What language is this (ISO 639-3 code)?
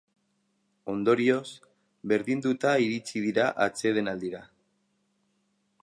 eus